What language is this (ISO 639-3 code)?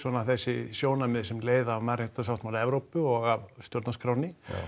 isl